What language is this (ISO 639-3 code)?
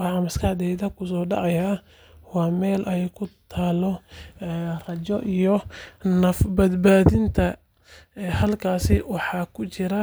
som